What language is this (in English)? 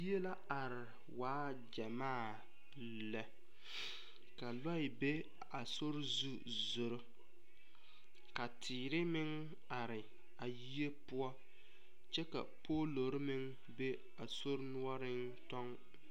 Southern Dagaare